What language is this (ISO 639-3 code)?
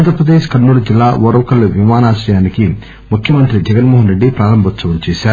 tel